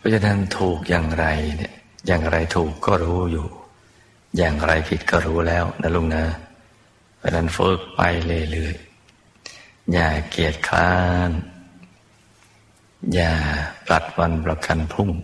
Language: Thai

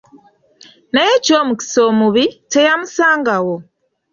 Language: Ganda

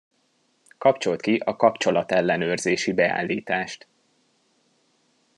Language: Hungarian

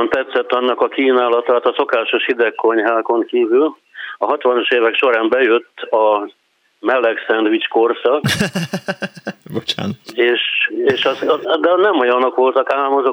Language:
Hungarian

